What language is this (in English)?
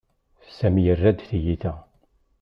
Kabyle